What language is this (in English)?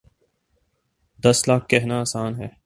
Urdu